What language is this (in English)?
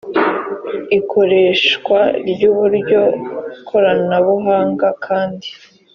Kinyarwanda